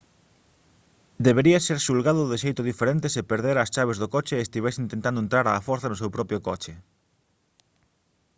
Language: Galician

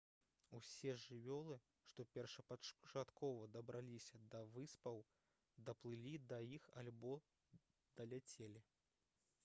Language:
Belarusian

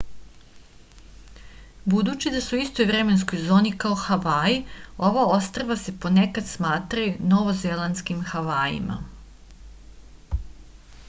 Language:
Serbian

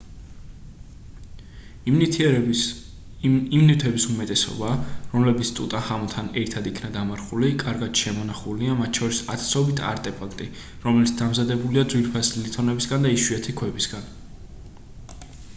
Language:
Georgian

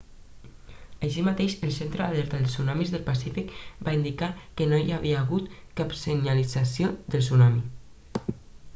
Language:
Catalan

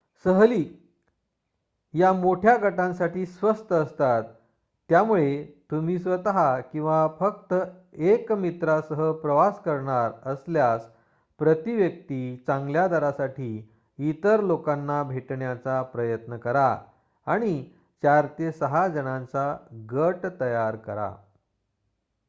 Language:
Marathi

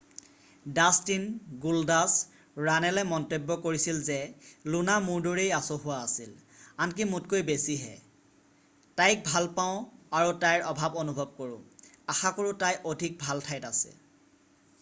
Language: Assamese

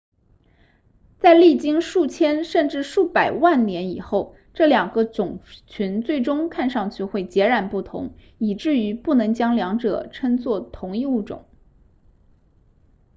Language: Chinese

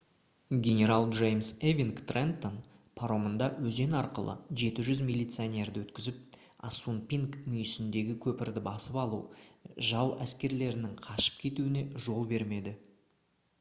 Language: Kazakh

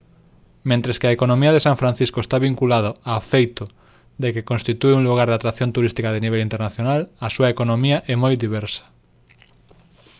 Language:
Galician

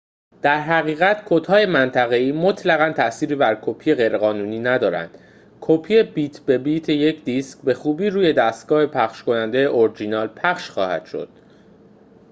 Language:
Persian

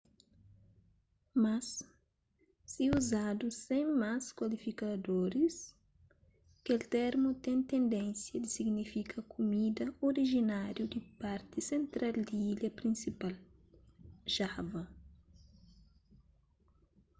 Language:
Kabuverdianu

